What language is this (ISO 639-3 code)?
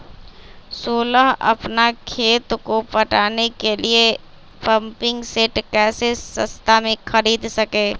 mag